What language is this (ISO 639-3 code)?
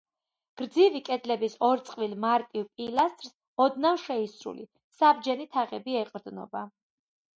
kat